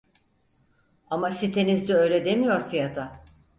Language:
Turkish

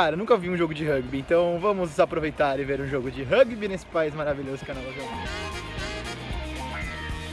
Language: Portuguese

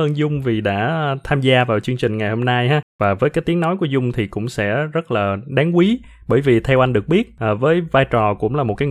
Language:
Vietnamese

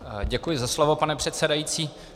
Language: Czech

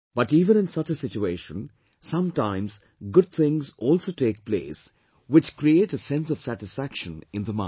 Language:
English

